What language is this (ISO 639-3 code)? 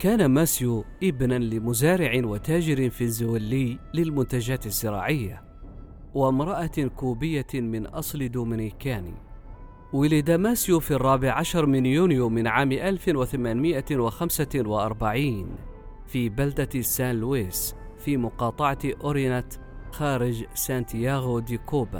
ara